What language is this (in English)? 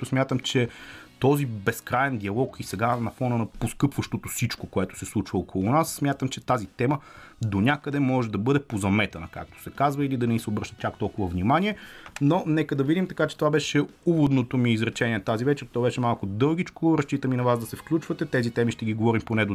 Bulgarian